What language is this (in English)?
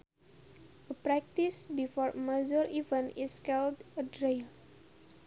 Sundanese